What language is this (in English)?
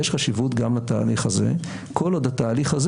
Hebrew